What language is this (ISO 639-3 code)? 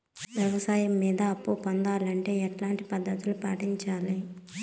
tel